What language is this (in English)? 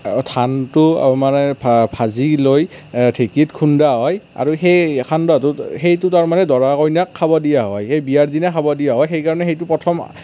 Assamese